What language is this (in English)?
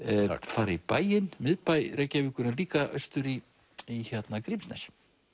Icelandic